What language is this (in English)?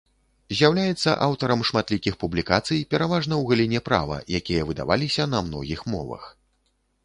Belarusian